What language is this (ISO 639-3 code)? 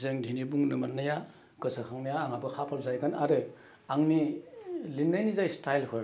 brx